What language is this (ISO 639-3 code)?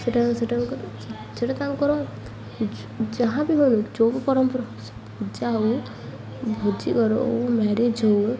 ori